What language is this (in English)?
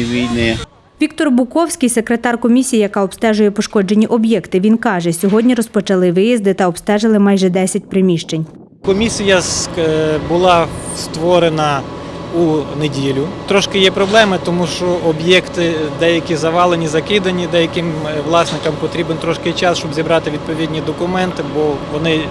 Ukrainian